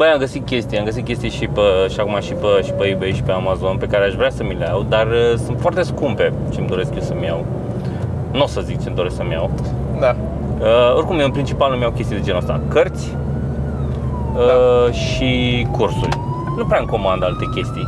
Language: Romanian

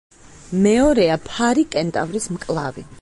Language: Georgian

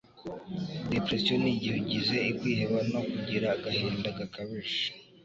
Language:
Kinyarwanda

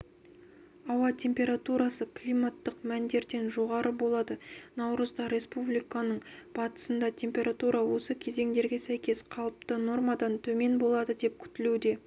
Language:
Kazakh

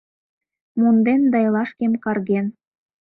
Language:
Mari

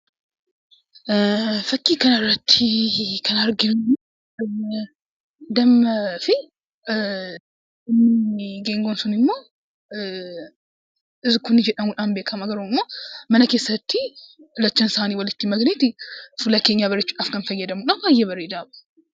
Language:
Oromo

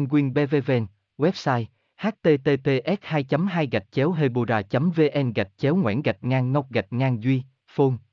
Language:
Vietnamese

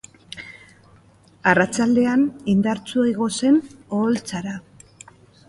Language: Basque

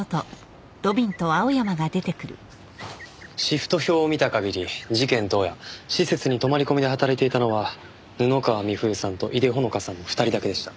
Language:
Japanese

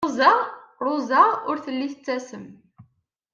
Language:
Kabyle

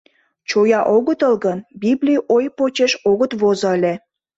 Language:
Mari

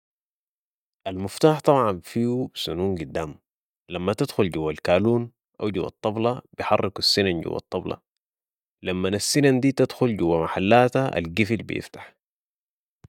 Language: Sudanese Arabic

